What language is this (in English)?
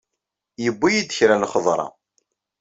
Kabyle